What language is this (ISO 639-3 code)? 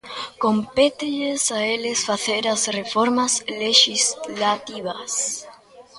glg